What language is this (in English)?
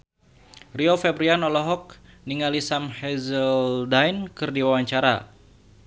Sundanese